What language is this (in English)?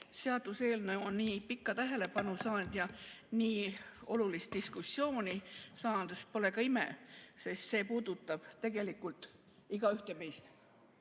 Estonian